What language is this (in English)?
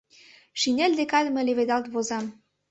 Mari